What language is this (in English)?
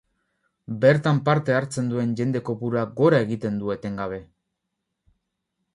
Basque